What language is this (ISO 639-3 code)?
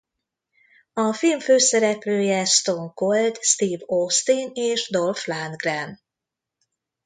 hun